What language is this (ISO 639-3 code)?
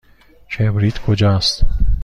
fas